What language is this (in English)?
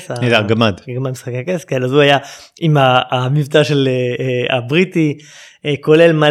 Hebrew